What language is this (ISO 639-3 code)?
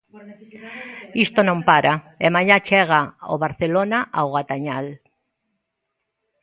glg